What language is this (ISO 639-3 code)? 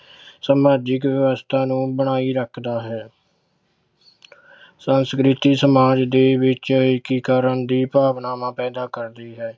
pan